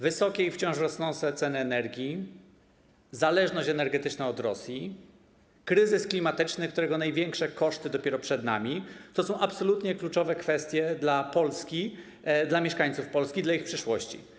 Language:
Polish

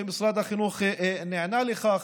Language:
Hebrew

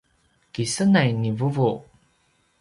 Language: Paiwan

